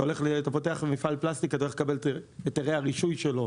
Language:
Hebrew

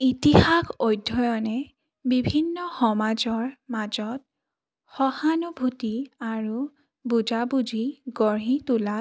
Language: Assamese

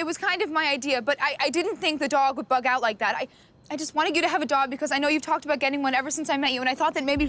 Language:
English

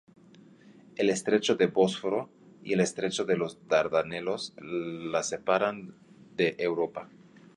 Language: Spanish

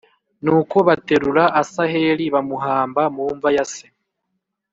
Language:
Kinyarwanda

